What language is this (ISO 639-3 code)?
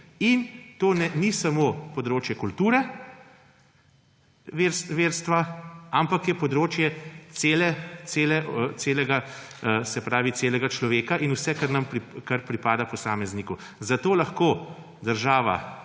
slv